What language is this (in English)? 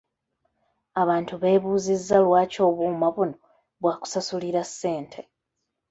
Ganda